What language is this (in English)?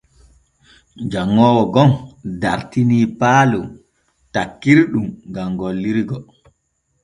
Borgu Fulfulde